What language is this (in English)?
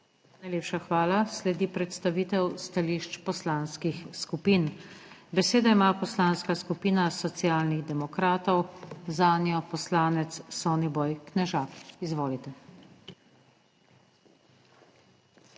Slovenian